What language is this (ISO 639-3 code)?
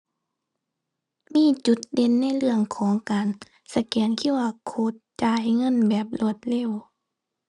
tha